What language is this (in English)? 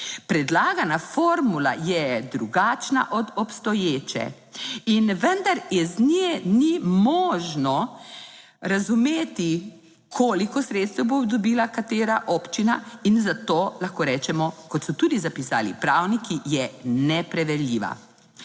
Slovenian